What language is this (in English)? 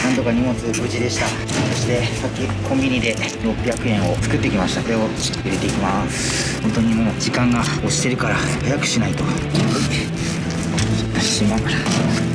Japanese